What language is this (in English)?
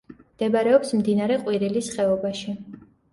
Georgian